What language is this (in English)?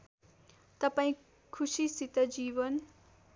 Nepali